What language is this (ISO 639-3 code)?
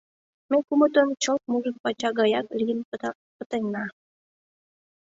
chm